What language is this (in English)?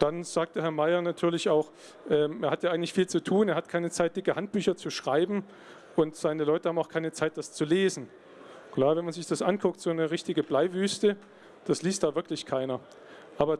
German